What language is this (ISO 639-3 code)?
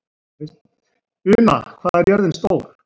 isl